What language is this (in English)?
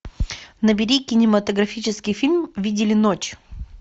Russian